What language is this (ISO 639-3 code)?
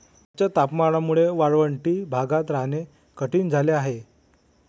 mar